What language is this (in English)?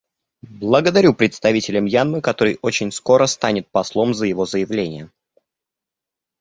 Russian